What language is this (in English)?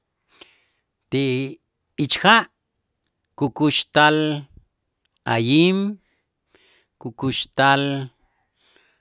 Itzá